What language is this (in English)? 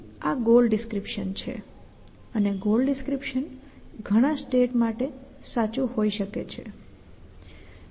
Gujarati